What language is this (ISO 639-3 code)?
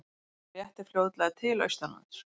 isl